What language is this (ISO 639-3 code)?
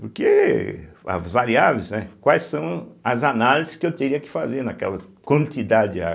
por